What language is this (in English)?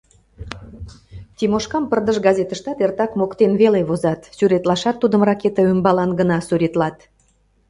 Mari